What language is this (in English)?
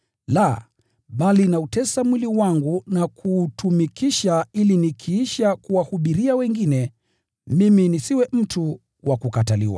Swahili